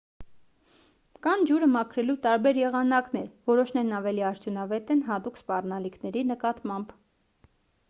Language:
Armenian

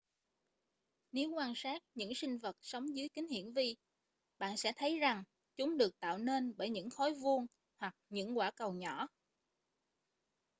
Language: Vietnamese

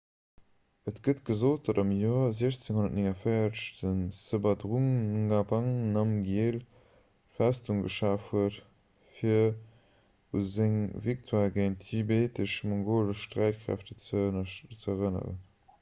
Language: Luxembourgish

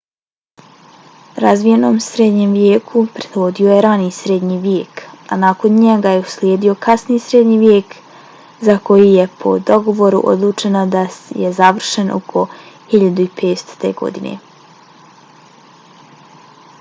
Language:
Bosnian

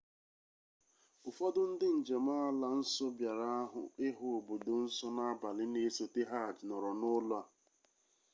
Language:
Igbo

